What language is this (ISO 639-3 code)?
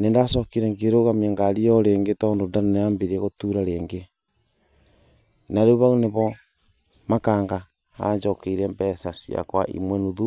kik